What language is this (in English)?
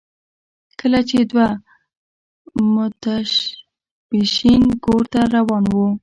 Pashto